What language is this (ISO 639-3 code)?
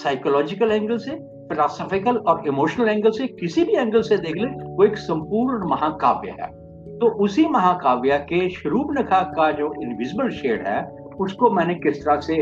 hin